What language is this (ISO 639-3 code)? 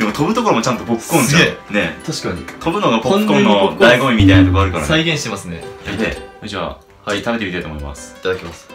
jpn